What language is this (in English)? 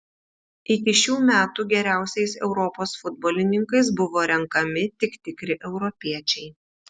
Lithuanian